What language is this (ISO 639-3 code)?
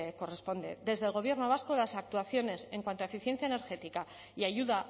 spa